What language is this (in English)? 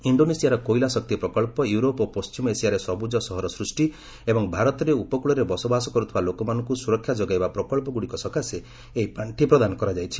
Odia